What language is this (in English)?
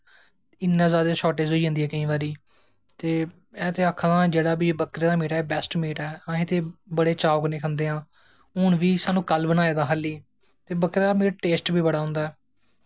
Dogri